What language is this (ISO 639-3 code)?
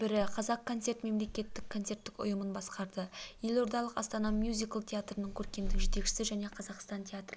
kaz